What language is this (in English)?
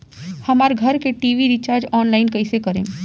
Bhojpuri